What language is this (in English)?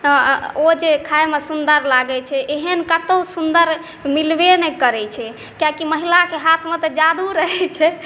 Maithili